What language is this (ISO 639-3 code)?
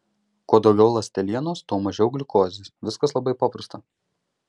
lit